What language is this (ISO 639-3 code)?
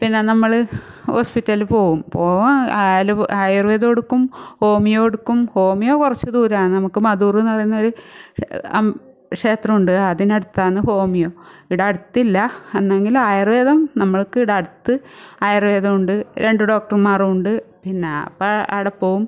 mal